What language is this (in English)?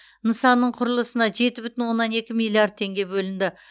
Kazakh